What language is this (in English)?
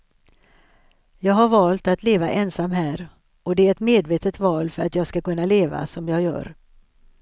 Swedish